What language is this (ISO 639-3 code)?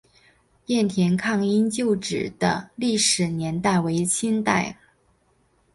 zho